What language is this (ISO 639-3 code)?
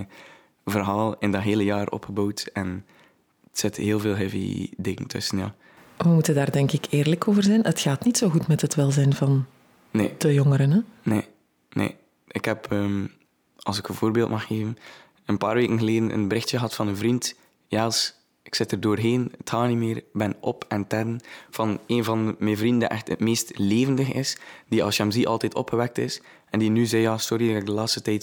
nld